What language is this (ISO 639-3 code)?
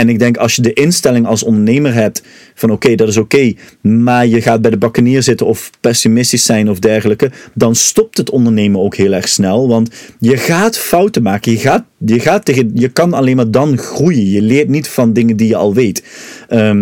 nld